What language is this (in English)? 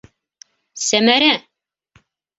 Bashkir